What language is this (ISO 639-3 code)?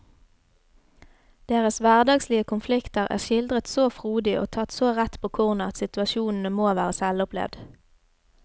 nor